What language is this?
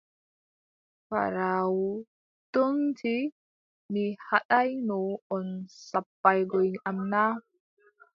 Adamawa Fulfulde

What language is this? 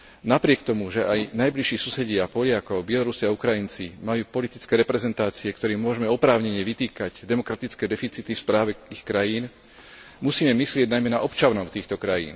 Slovak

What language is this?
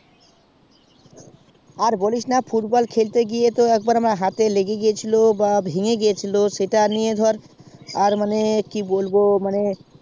Bangla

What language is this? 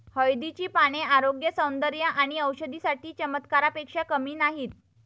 Marathi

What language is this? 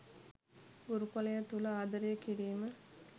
Sinhala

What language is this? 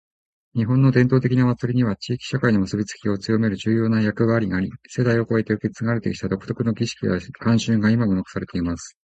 Japanese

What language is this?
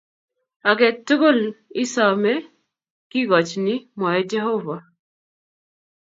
Kalenjin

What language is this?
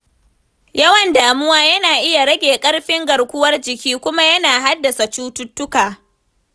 Hausa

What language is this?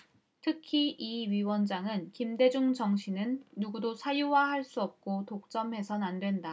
Korean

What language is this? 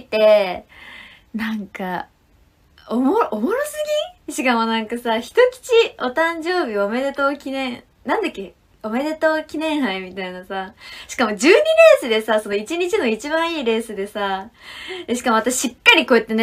Japanese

